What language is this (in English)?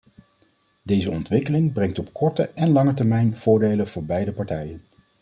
Dutch